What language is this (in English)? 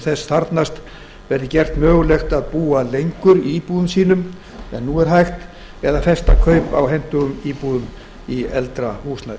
Icelandic